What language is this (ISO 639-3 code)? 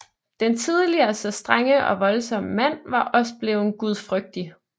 dan